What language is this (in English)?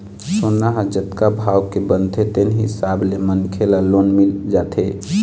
Chhattisgarhi